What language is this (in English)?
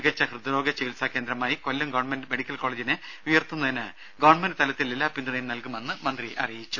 Malayalam